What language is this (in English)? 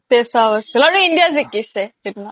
Assamese